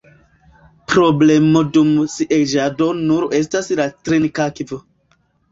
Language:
Esperanto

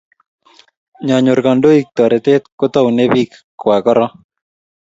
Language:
Kalenjin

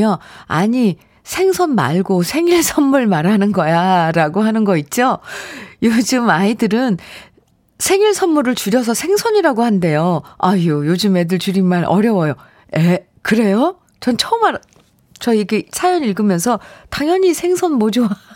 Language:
Korean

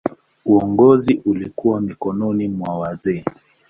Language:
Swahili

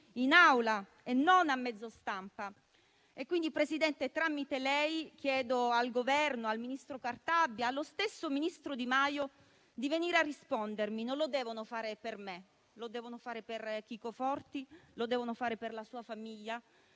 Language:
Italian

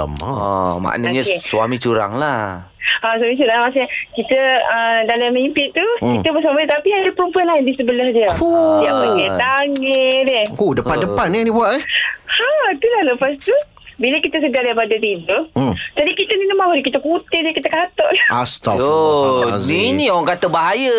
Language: Malay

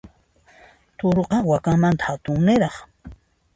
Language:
Puno Quechua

